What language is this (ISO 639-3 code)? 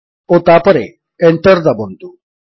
ori